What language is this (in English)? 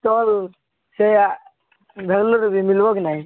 Odia